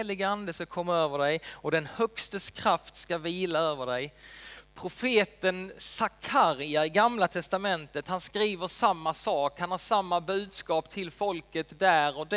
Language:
Swedish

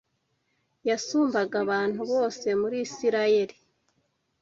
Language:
Kinyarwanda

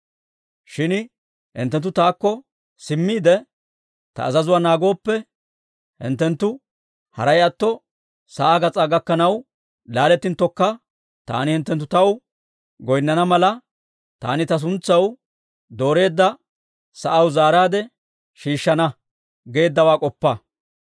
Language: Dawro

